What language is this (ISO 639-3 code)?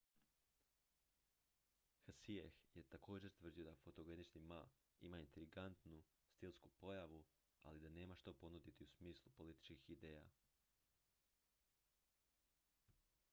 hrv